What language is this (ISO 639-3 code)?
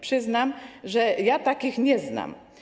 pol